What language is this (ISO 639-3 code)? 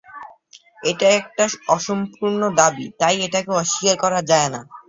ben